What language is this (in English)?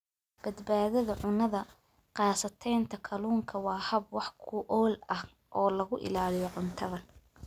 Somali